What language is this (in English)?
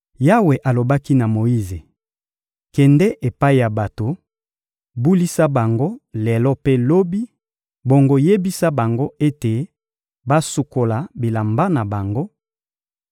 Lingala